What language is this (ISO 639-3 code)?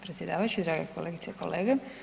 hrv